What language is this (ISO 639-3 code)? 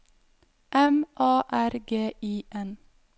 nor